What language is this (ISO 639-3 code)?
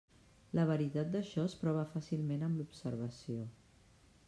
cat